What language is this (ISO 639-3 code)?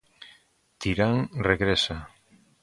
glg